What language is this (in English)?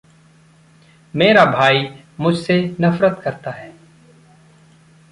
Hindi